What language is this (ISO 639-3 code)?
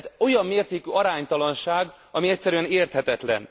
hun